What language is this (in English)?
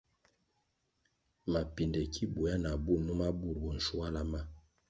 Kwasio